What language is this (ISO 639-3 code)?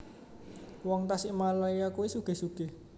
jav